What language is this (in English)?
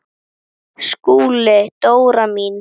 Icelandic